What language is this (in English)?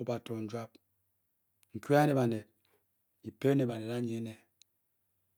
Bokyi